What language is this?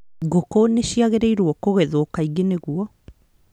Kikuyu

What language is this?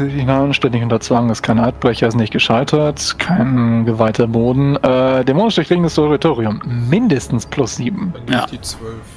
German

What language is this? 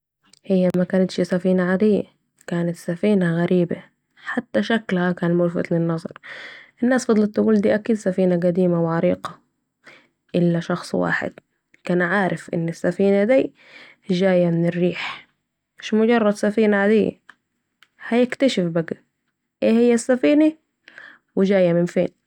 Saidi Arabic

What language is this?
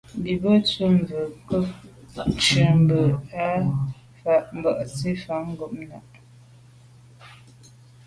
Medumba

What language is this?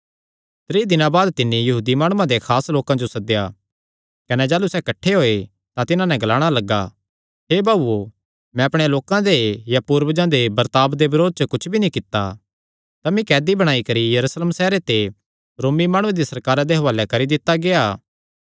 Kangri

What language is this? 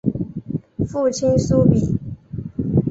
Chinese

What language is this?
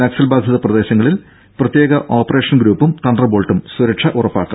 Malayalam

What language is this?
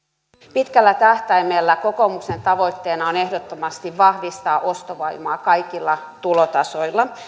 Finnish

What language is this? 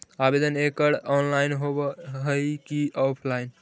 Magahi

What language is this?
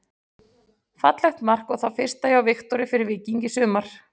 Icelandic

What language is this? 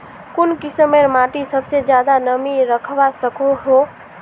Magahi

